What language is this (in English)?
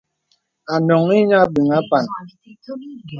Bebele